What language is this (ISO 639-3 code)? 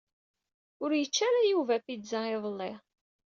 kab